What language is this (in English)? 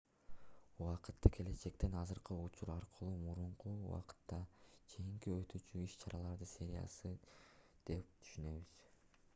Kyrgyz